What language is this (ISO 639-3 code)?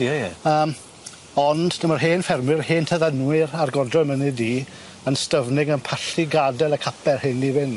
cym